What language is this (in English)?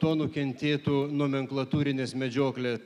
Lithuanian